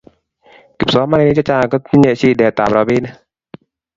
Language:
Kalenjin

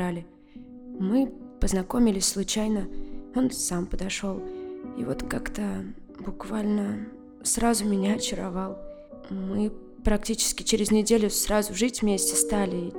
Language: Russian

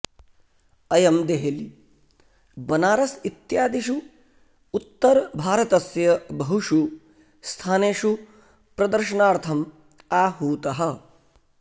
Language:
Sanskrit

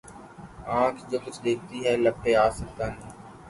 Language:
Urdu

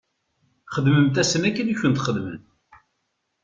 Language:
Kabyle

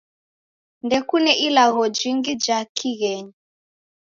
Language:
Taita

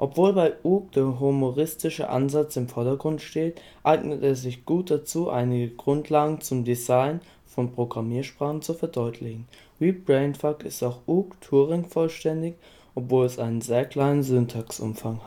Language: German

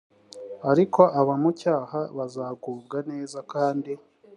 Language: Kinyarwanda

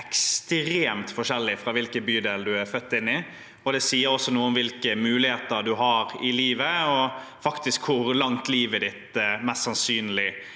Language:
Norwegian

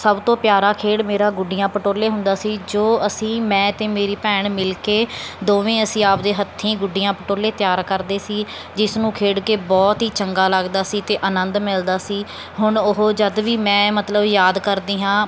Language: Punjabi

